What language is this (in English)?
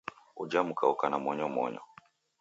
Taita